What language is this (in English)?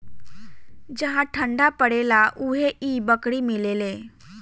Bhojpuri